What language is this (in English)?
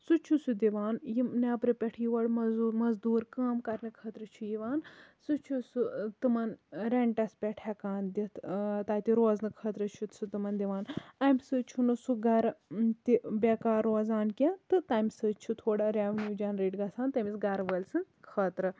Kashmiri